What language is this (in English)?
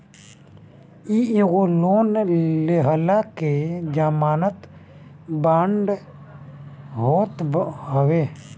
Bhojpuri